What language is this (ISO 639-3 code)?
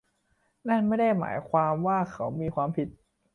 tha